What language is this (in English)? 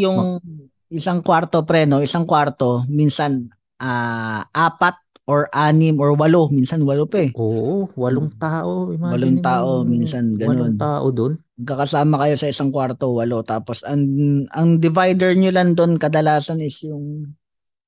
Filipino